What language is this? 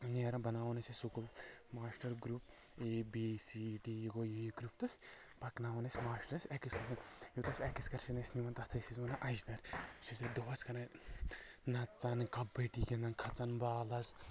Kashmiri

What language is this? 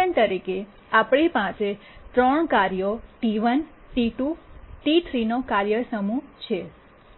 Gujarati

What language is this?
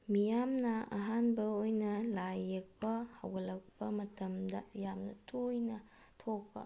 Manipuri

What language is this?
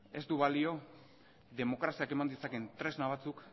Basque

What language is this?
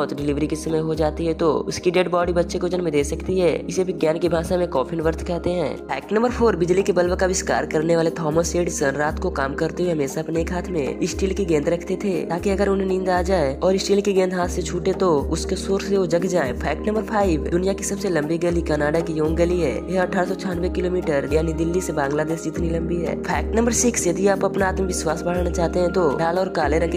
Hindi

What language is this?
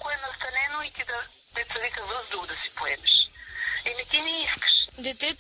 Bulgarian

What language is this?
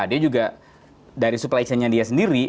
Indonesian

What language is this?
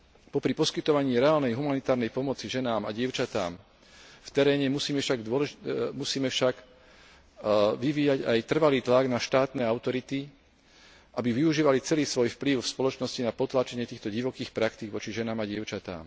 Slovak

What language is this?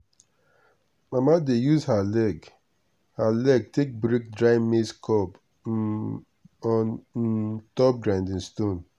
Nigerian Pidgin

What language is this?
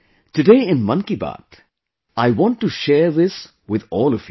English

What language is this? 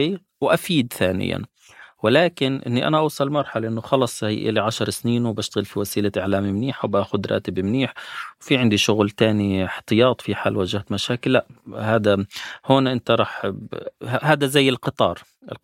Arabic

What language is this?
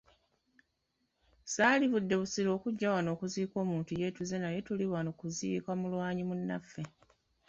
Ganda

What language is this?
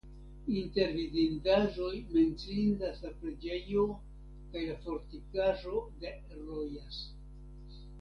Esperanto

